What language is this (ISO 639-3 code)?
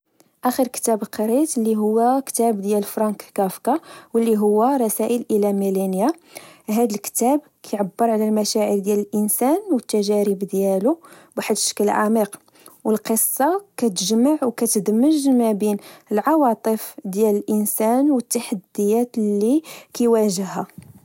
ary